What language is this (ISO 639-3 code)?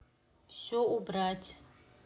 rus